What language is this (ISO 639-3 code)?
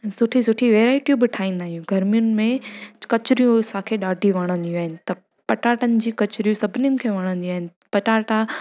snd